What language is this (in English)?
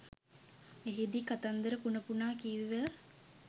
Sinhala